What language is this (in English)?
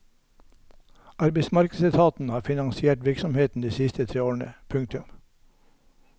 Norwegian